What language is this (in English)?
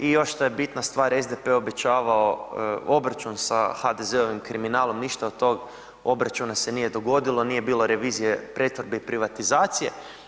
Croatian